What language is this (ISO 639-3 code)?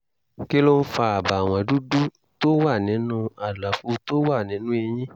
yor